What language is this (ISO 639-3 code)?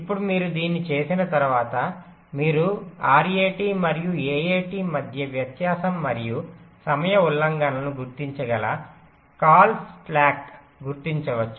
tel